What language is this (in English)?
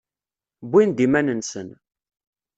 Kabyle